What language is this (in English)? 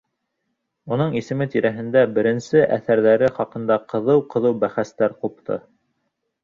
Bashkir